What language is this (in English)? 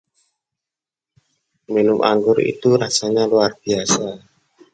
Indonesian